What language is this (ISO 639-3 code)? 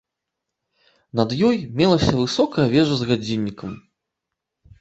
bel